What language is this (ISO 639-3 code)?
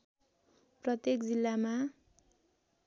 nep